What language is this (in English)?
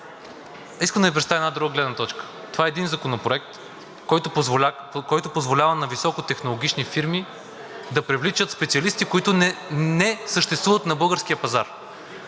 Bulgarian